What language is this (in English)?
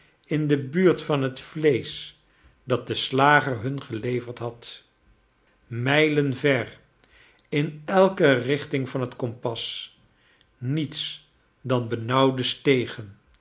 Dutch